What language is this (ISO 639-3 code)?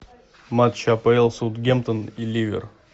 rus